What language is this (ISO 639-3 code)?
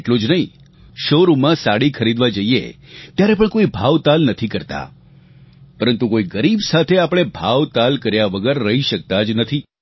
guj